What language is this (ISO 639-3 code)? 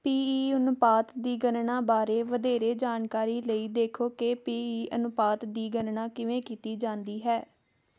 pan